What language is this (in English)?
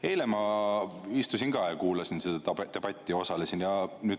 Estonian